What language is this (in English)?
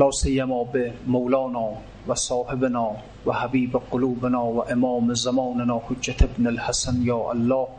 Persian